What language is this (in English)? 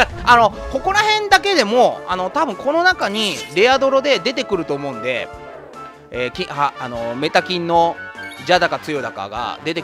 Japanese